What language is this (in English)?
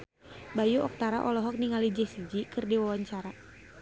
Sundanese